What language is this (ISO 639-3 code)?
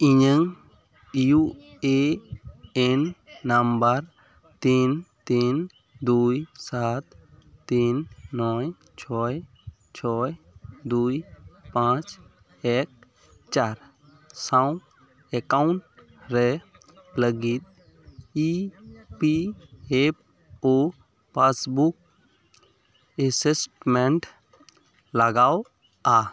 sat